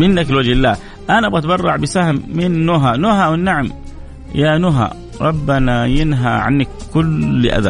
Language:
Arabic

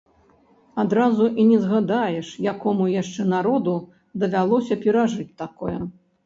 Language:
Belarusian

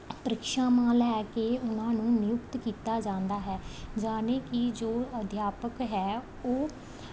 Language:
Punjabi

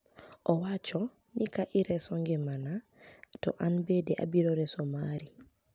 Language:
Luo (Kenya and Tanzania)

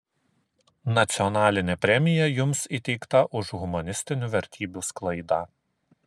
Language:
Lithuanian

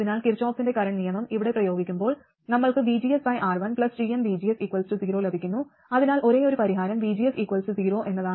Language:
Malayalam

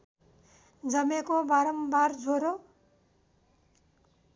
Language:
Nepali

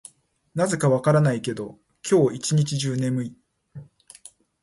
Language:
Japanese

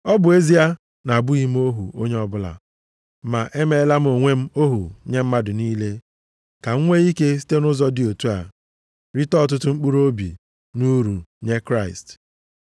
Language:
Igbo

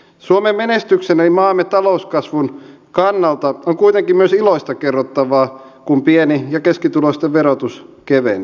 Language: Finnish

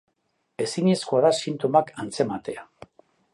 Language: Basque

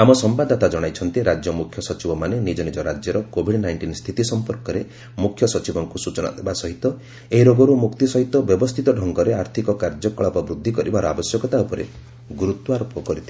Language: Odia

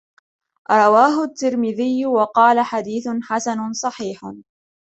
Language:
Arabic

